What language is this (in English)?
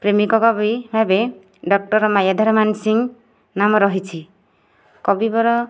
Odia